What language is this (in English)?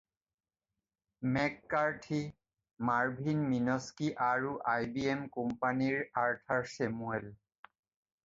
Assamese